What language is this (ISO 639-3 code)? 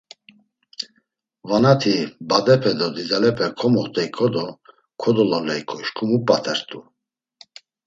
lzz